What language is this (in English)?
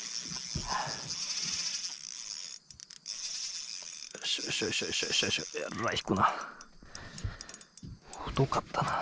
Japanese